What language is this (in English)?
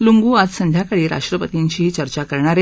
Marathi